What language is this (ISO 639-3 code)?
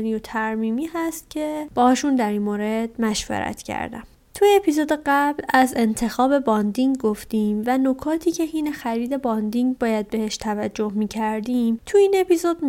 fas